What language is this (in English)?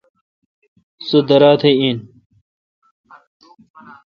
Kalkoti